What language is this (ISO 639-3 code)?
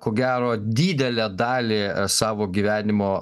lit